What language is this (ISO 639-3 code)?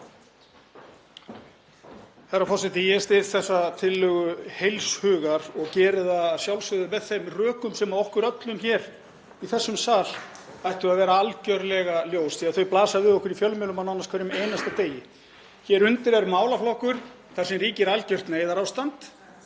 isl